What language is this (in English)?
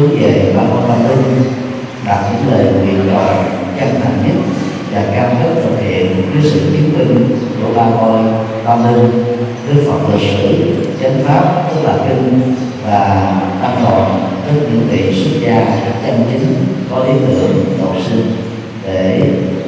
Vietnamese